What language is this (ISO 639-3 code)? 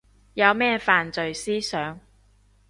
yue